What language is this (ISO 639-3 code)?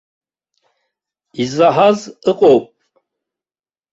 abk